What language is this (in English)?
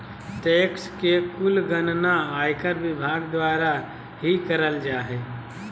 Magahi